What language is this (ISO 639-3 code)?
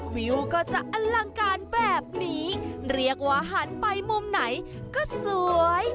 tha